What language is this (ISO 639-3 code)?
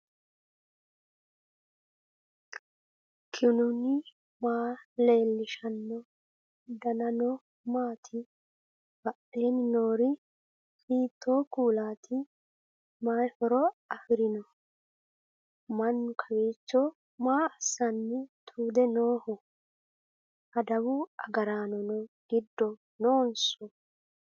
sid